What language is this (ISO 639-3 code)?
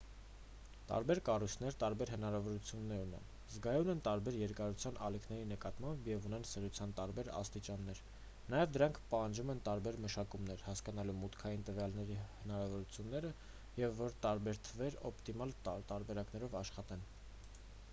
hye